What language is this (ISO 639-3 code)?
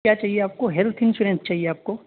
urd